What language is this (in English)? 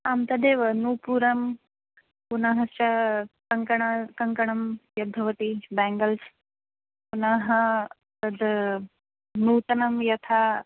Sanskrit